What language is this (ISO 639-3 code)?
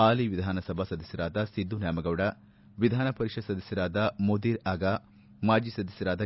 kan